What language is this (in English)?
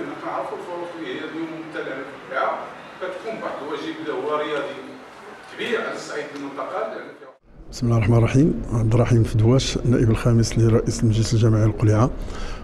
Arabic